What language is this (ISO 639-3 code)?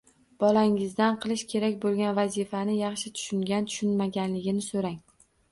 uzb